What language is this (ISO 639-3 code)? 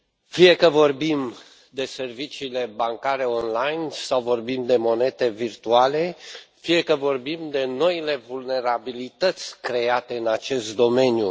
ron